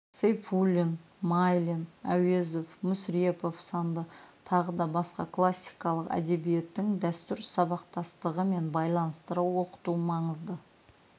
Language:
Kazakh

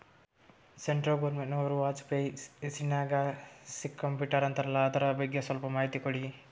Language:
Kannada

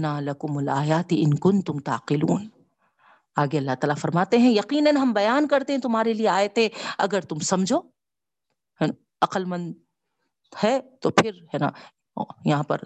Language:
Urdu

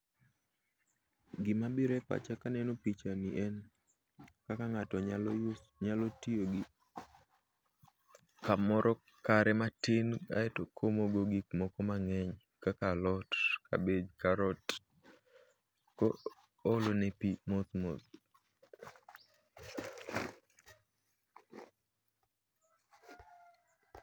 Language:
Luo (Kenya and Tanzania)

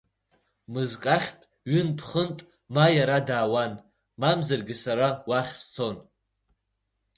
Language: Abkhazian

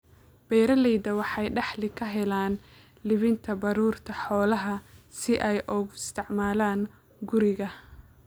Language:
Somali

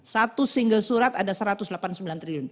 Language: Indonesian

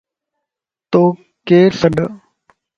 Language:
Lasi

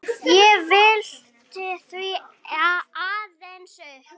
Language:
Icelandic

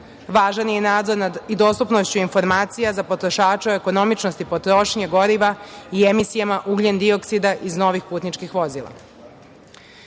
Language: Serbian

